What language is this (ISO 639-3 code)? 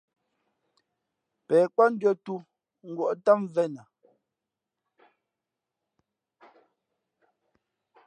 fmp